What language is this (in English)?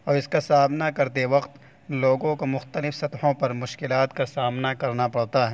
Urdu